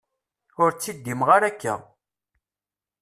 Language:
Kabyle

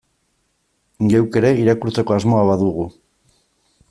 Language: Basque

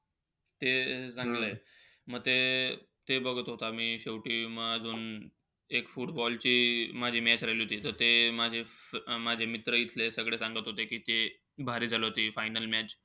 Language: Marathi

